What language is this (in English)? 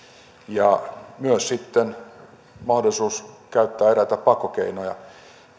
Finnish